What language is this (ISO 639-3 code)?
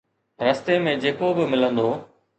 snd